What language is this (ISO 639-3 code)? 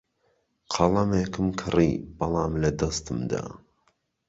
ckb